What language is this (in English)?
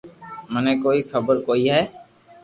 Loarki